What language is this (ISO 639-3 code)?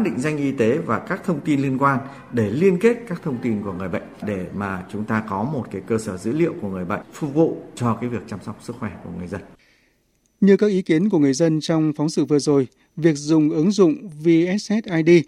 vie